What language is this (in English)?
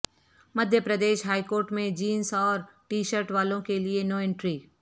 Urdu